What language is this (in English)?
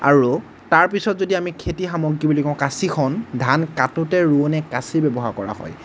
Assamese